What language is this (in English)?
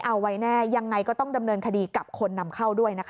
Thai